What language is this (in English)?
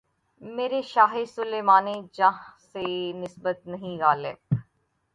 Urdu